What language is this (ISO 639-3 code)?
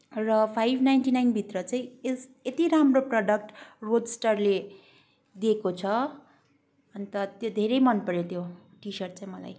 nep